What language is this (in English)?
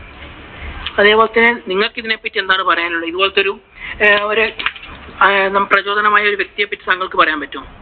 Malayalam